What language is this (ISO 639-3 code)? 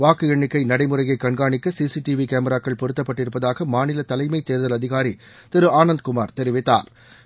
tam